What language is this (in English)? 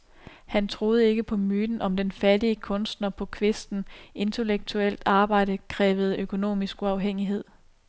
Danish